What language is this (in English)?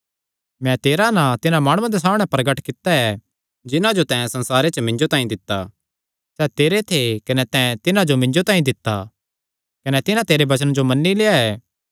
Kangri